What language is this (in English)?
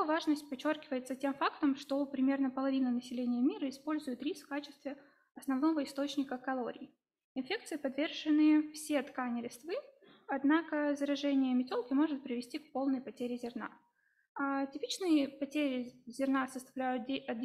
Russian